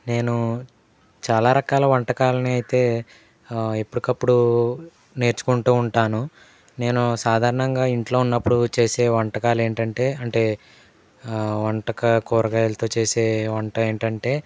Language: Telugu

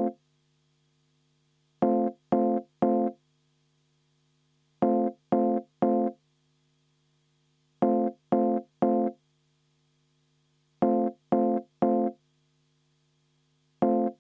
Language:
Estonian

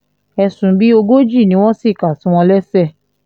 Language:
Yoruba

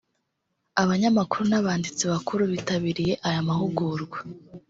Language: Kinyarwanda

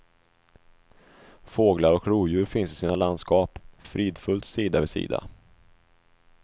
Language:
Swedish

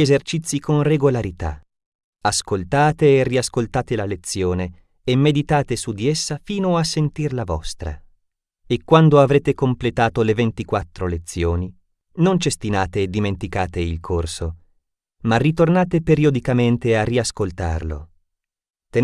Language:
Italian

